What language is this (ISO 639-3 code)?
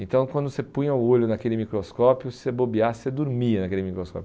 por